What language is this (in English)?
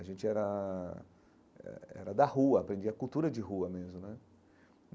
Portuguese